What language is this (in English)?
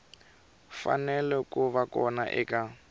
Tsonga